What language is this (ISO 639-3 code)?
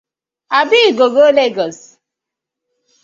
pcm